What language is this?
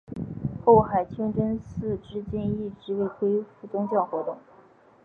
Chinese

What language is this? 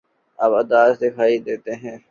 Urdu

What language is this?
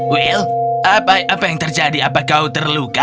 Indonesian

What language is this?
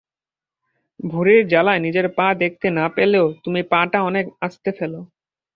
Bangla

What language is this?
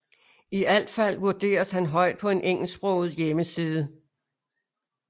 Danish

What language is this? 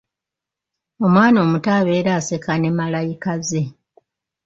Ganda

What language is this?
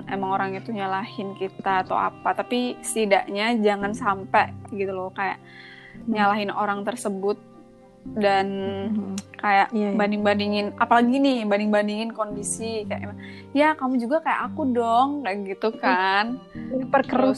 Indonesian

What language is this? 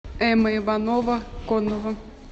Russian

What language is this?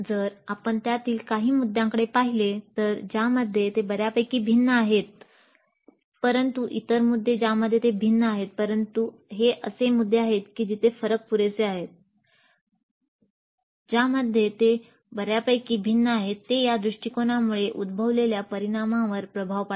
Marathi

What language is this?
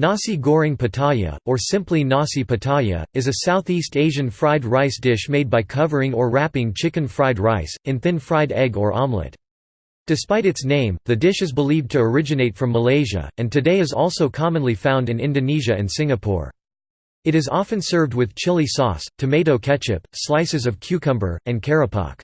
English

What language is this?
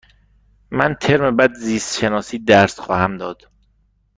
Persian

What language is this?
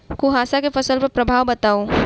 Maithili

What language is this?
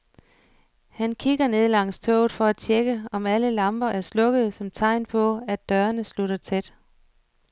Danish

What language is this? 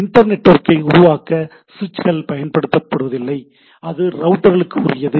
Tamil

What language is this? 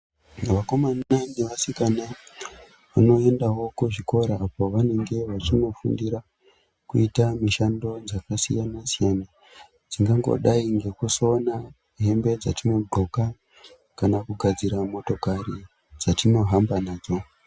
Ndau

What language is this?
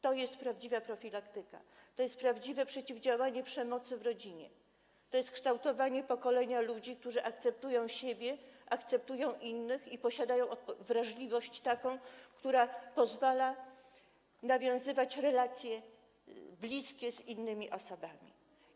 Polish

